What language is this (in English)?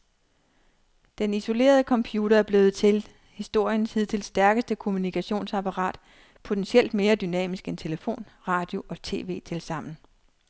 Danish